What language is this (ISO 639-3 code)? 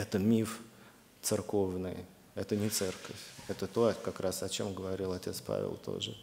rus